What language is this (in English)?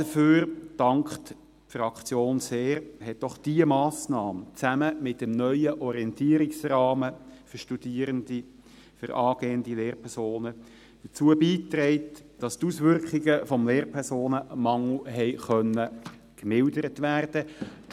Swiss German